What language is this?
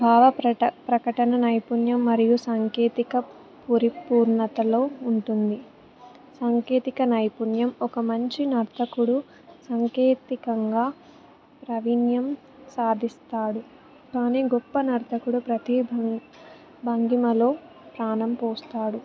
Telugu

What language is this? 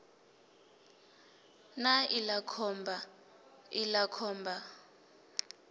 Venda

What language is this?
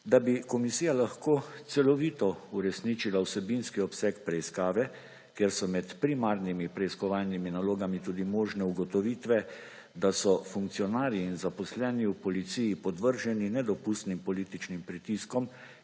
Slovenian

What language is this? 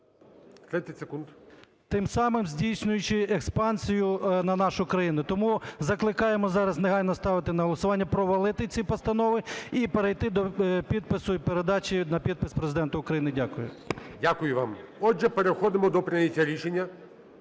Ukrainian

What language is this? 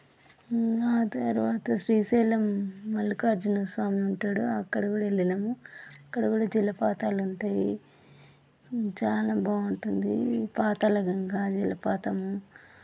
Telugu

